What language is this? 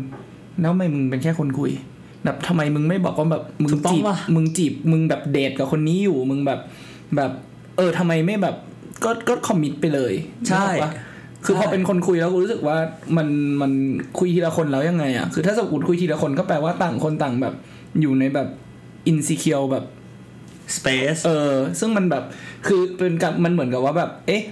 Thai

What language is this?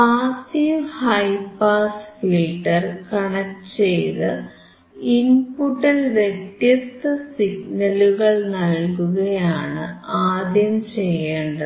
Malayalam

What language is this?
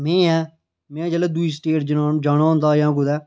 Dogri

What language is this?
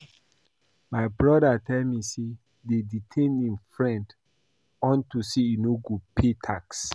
Nigerian Pidgin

